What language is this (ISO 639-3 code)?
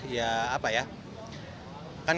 ind